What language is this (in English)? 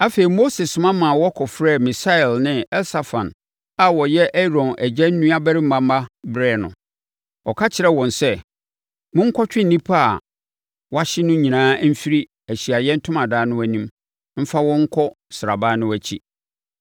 Akan